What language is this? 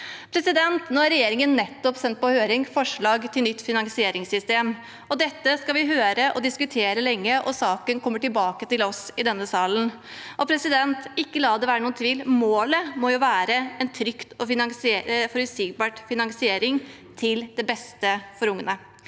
Norwegian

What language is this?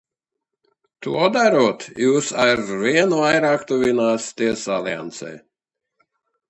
Latvian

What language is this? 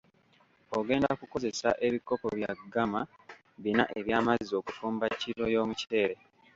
Ganda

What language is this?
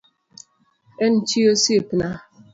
Luo (Kenya and Tanzania)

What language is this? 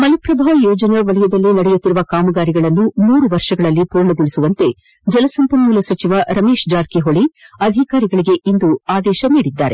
Kannada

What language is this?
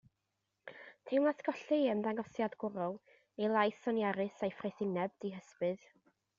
Welsh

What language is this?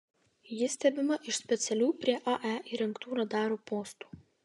Lithuanian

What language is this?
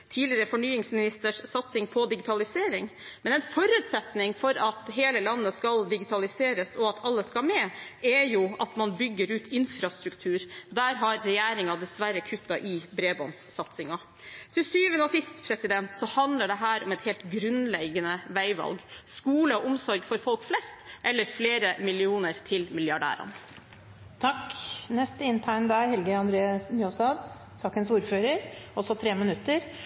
Norwegian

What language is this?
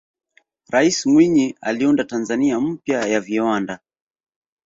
Swahili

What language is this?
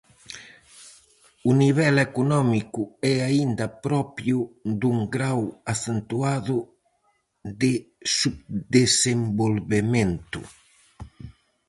Galician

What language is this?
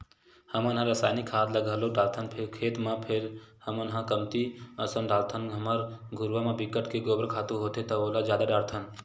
Chhattisgarhi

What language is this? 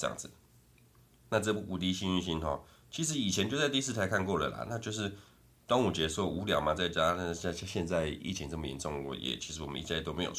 Chinese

